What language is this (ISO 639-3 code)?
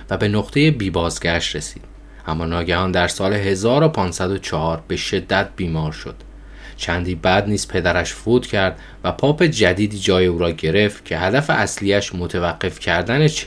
fas